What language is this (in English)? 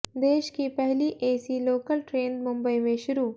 Hindi